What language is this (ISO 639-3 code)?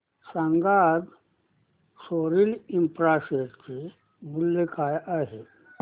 mar